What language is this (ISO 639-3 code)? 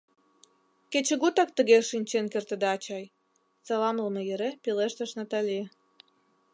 chm